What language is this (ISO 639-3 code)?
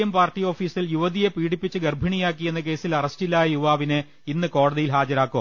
mal